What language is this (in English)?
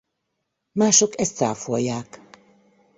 Hungarian